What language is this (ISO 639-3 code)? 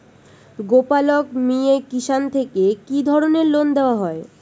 ben